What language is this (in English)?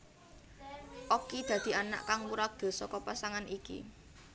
Javanese